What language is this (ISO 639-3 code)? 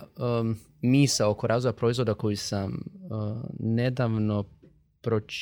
hrv